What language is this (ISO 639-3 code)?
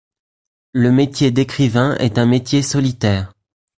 fra